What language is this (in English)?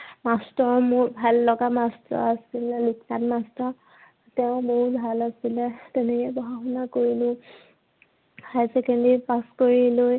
Assamese